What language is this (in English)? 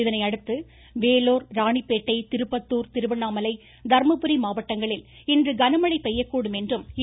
Tamil